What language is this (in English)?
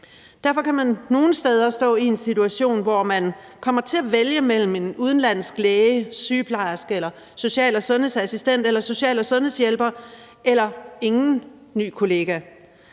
Danish